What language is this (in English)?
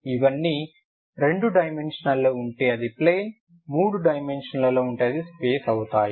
Telugu